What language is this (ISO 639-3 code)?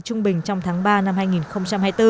vie